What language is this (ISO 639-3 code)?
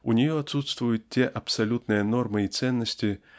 rus